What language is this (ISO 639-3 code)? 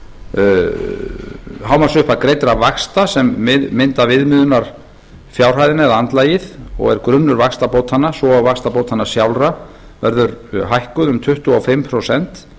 isl